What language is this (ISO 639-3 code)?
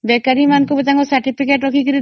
ori